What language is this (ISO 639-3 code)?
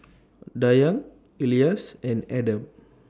eng